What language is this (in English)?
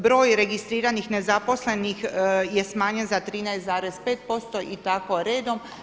Croatian